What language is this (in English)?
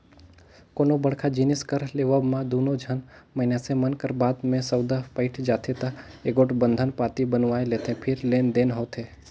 Chhattisgarhi